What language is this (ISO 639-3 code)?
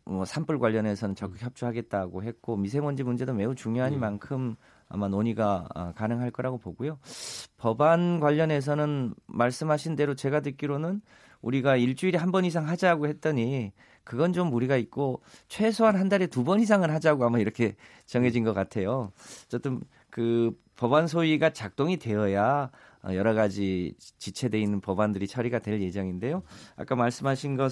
kor